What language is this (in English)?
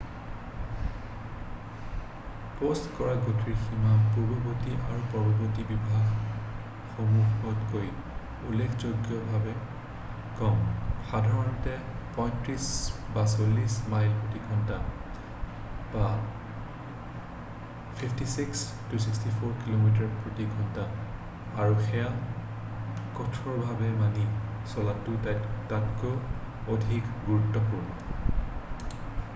Assamese